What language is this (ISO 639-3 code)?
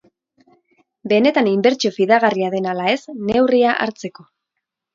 eus